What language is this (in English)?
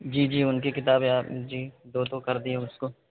Urdu